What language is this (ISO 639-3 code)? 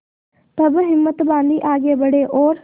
hin